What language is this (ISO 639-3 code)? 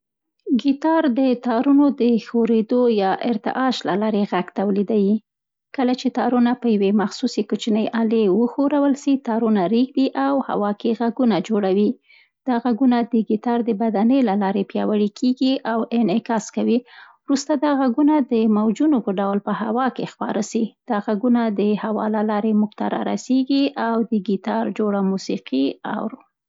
pst